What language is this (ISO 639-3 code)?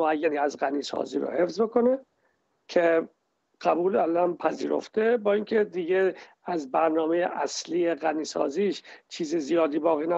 fas